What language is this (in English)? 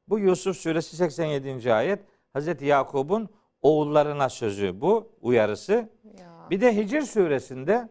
Turkish